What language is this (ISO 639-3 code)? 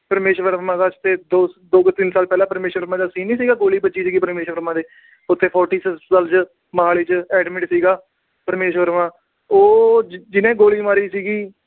pan